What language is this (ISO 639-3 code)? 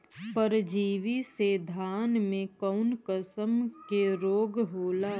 bho